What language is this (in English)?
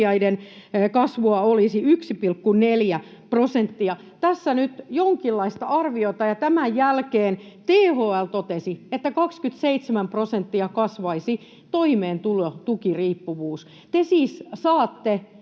Finnish